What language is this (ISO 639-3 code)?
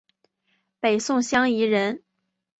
zho